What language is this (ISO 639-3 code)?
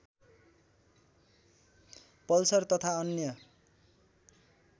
nep